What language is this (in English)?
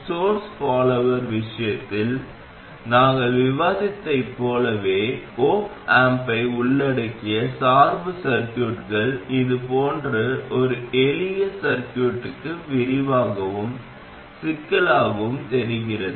Tamil